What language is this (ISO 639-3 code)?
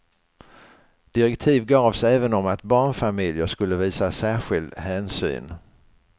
swe